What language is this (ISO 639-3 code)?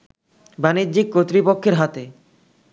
ben